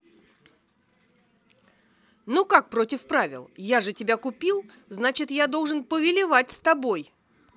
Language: Russian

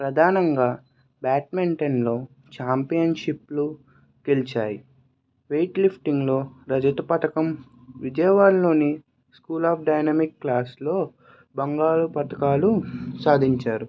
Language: Telugu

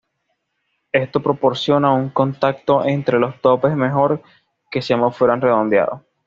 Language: Spanish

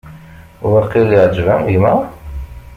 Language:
Kabyle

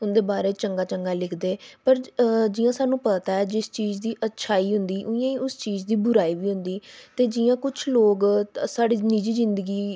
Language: Dogri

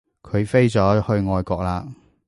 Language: Cantonese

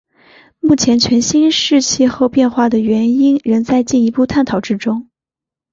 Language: Chinese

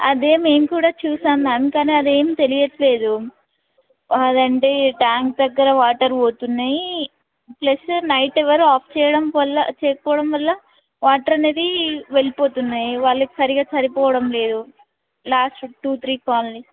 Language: Telugu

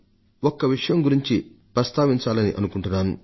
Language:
Telugu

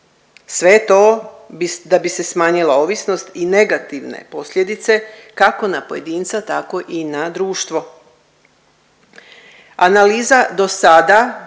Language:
Croatian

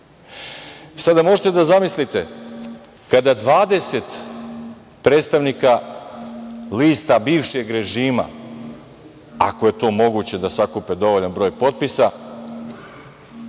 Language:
Serbian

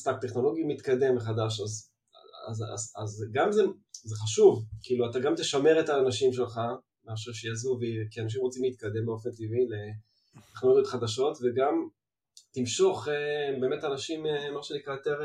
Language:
Hebrew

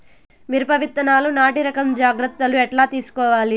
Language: Telugu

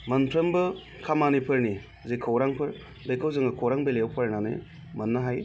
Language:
Bodo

